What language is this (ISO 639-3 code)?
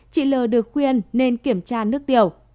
vie